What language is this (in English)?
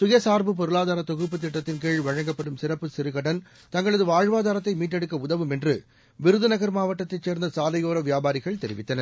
Tamil